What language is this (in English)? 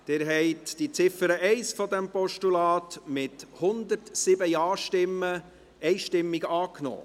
Swiss German